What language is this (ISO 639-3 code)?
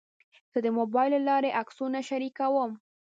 pus